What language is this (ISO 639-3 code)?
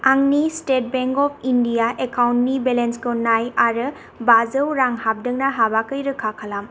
brx